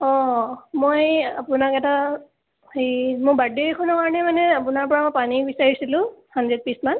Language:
Assamese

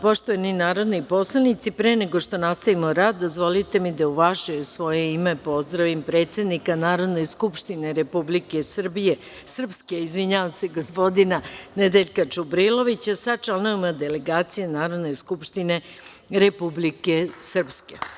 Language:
Serbian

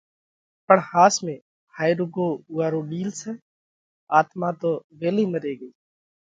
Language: Parkari Koli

